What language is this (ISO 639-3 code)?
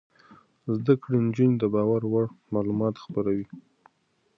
pus